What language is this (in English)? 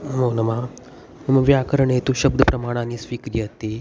Sanskrit